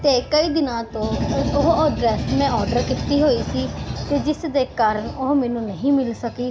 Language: Punjabi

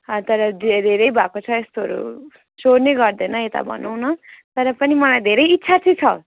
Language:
Nepali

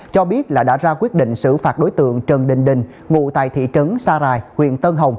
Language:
Vietnamese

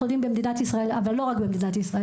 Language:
Hebrew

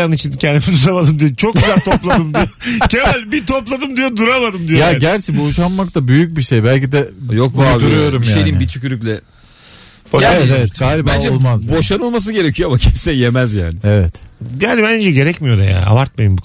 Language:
Turkish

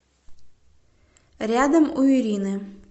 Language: Russian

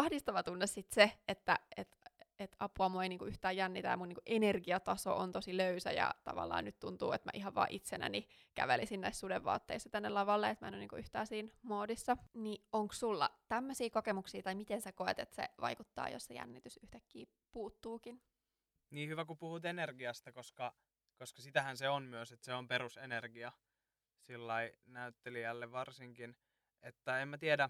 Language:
Finnish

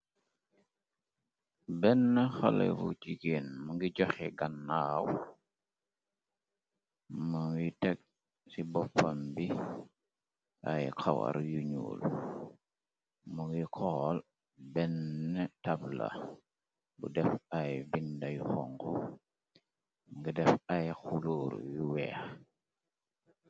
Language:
Wolof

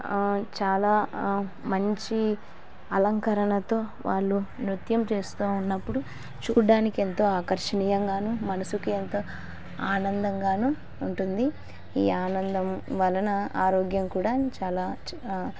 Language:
Telugu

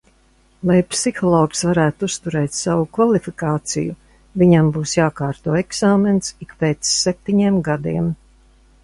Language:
Latvian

